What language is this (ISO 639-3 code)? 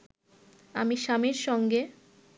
ben